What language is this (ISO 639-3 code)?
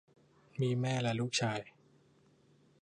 tha